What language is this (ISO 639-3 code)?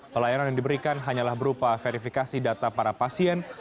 ind